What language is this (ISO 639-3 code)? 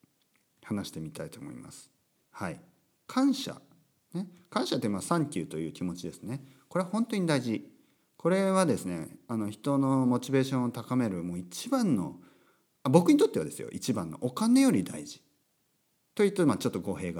jpn